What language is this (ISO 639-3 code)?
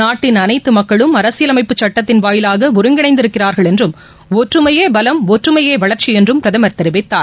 tam